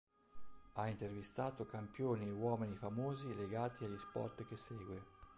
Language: Italian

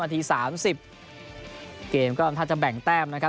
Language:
Thai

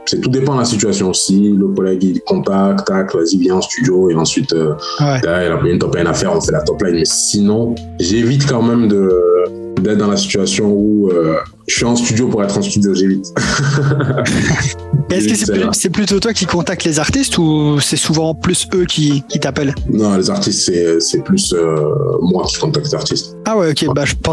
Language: French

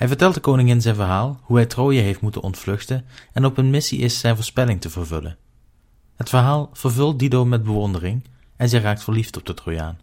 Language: Dutch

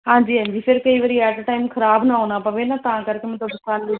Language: Punjabi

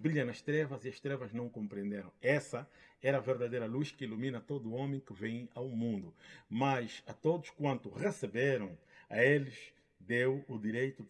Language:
Portuguese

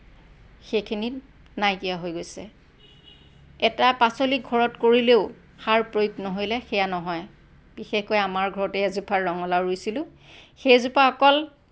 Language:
Assamese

